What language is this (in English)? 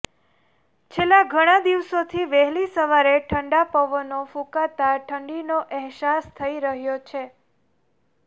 Gujarati